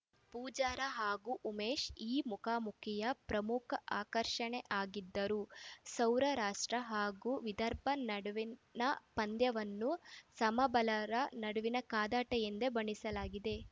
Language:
Kannada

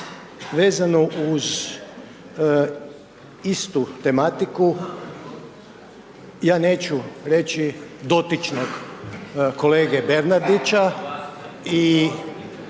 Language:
Croatian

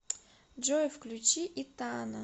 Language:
Russian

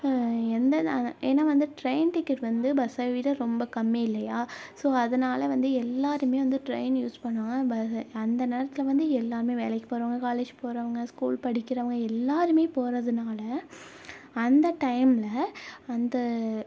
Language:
Tamil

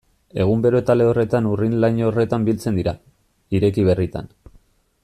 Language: Basque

